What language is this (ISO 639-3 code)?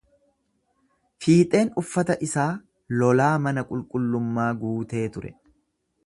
orm